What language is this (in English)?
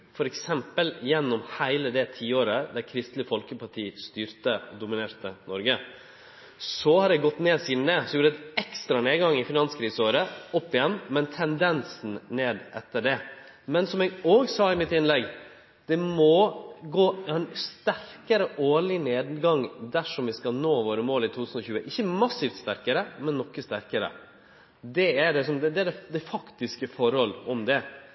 Norwegian Nynorsk